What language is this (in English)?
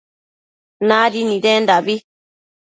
Matsés